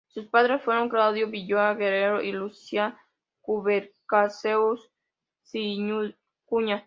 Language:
Spanish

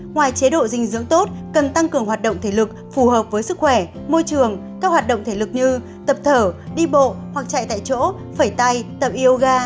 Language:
Vietnamese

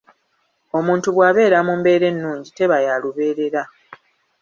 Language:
Ganda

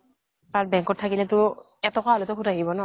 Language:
Assamese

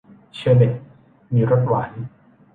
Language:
Thai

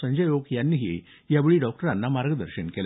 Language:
Marathi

